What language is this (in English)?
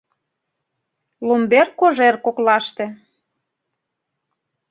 Mari